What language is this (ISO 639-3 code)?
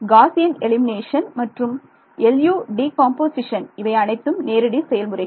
tam